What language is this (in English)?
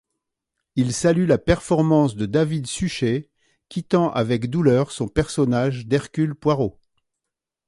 French